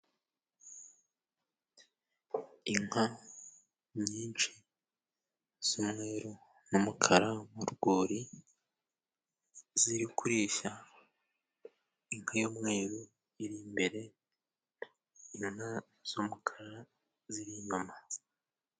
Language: Kinyarwanda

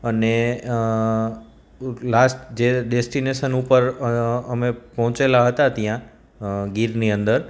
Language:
Gujarati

